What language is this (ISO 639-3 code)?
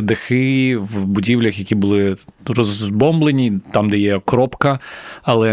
ukr